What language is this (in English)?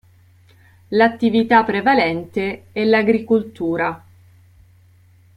Italian